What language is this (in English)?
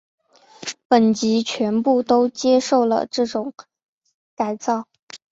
Chinese